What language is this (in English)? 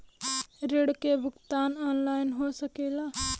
Bhojpuri